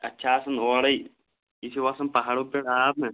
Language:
Kashmiri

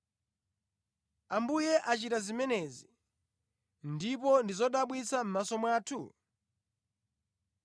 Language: Nyanja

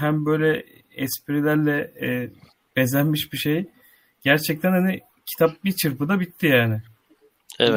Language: Turkish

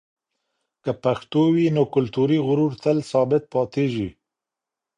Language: Pashto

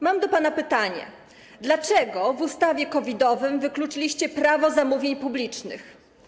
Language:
Polish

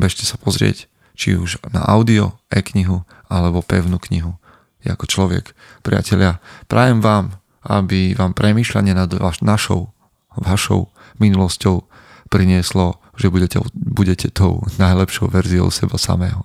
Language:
Slovak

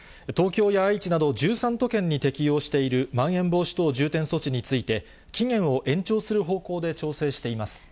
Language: Japanese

